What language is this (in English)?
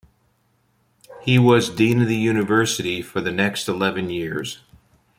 English